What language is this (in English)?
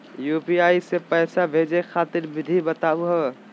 Magahi